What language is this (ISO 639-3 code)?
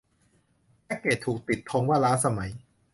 tha